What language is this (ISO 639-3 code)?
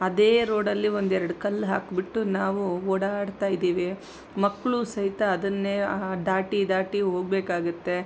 kan